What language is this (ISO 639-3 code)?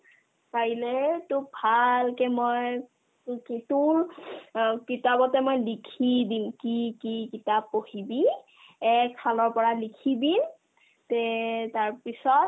asm